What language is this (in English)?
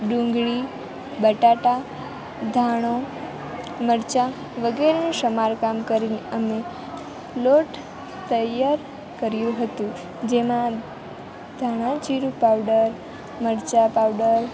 Gujarati